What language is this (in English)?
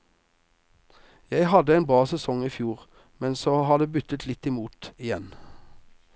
Norwegian